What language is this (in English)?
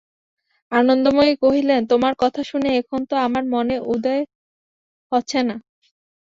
Bangla